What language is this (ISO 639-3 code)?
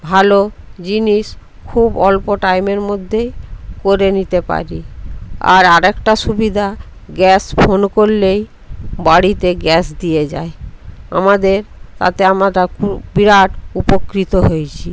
ben